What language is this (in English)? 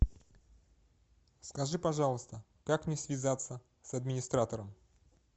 Russian